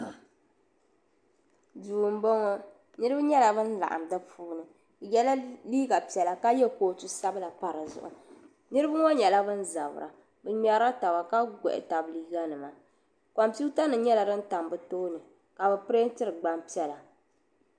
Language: Dagbani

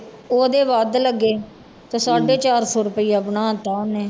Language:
Punjabi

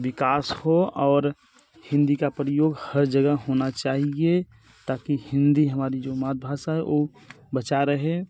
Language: Hindi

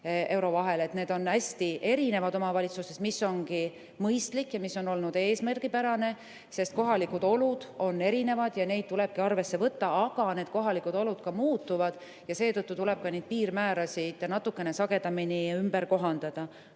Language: Estonian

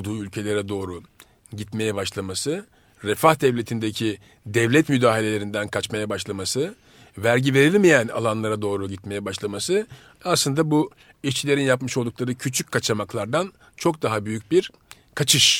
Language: Turkish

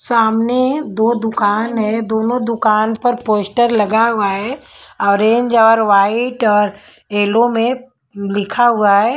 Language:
Hindi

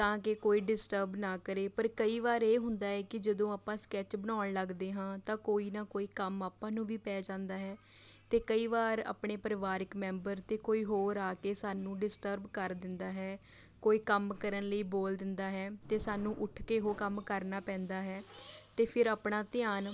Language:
Punjabi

